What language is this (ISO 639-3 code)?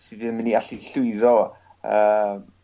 cym